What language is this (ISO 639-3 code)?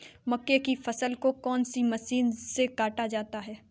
hin